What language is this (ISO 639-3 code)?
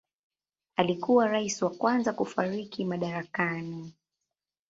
swa